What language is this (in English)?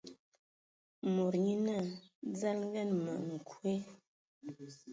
Ewondo